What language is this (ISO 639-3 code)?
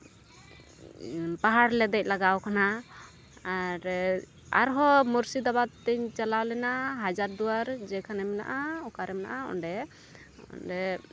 sat